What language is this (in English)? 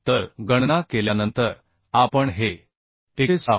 Marathi